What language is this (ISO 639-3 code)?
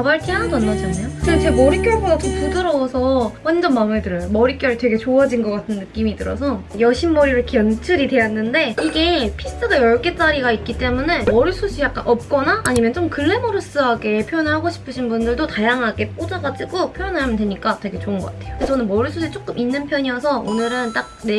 kor